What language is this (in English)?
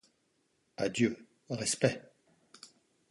French